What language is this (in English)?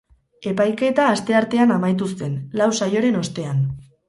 Basque